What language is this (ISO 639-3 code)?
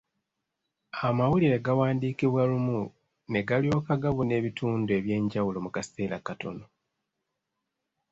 lug